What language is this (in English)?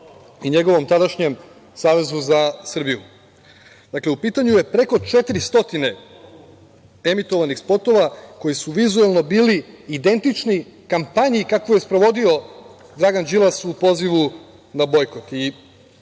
Serbian